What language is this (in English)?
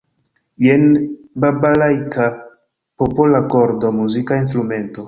Esperanto